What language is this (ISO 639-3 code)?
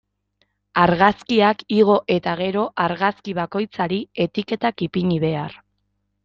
eus